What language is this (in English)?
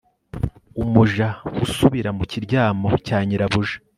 Kinyarwanda